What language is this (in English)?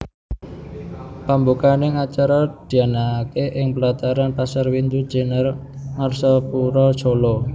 Javanese